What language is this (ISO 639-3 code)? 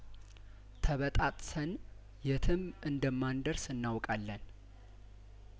amh